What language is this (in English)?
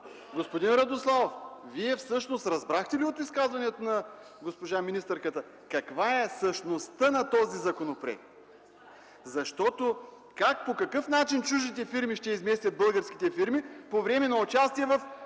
Bulgarian